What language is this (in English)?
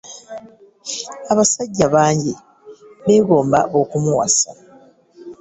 Ganda